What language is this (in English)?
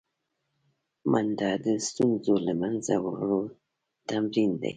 Pashto